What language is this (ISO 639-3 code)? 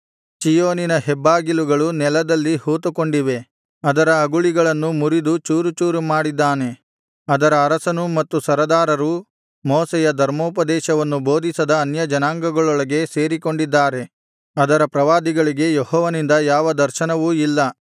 kan